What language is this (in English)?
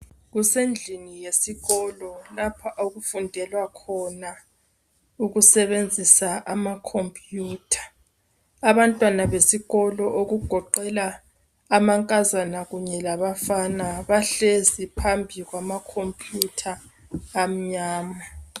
North Ndebele